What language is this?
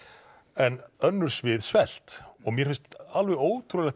Icelandic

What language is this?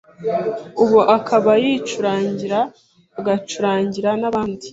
Kinyarwanda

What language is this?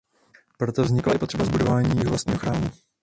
Czech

